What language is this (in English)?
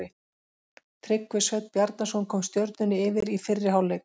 Icelandic